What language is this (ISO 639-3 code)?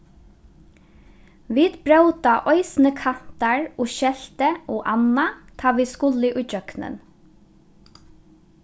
fao